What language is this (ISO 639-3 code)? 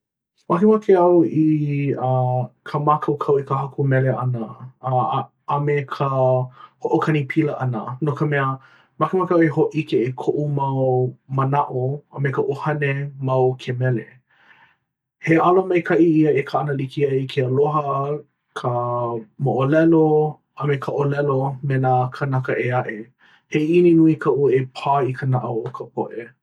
haw